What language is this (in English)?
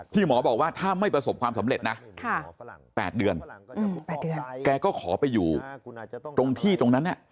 Thai